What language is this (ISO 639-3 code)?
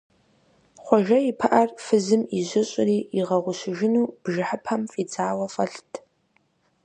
kbd